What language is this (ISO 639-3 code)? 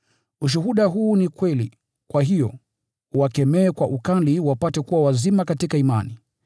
swa